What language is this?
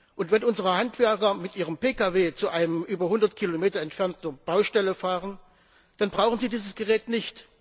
German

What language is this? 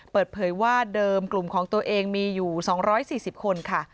Thai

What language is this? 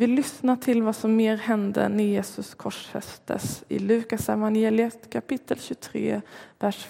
Swedish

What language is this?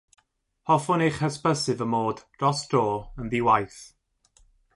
Welsh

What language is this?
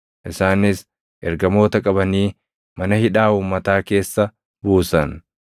Oromo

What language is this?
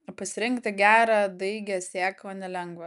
Lithuanian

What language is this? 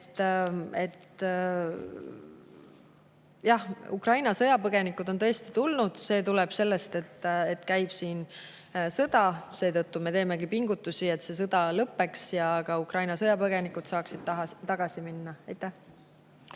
Estonian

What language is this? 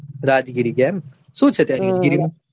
Gujarati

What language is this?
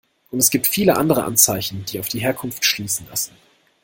German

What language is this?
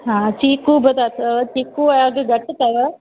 Sindhi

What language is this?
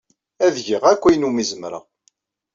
Kabyle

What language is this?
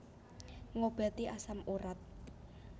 Javanese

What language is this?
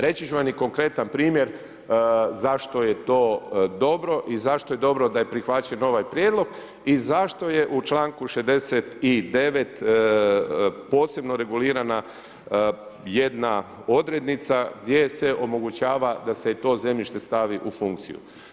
Croatian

